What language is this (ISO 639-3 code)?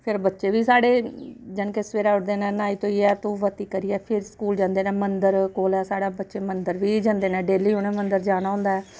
doi